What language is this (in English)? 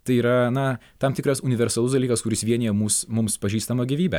Lithuanian